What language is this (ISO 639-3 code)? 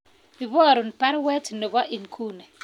kln